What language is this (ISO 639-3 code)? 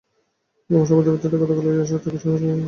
ben